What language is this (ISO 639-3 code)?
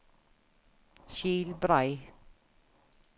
nor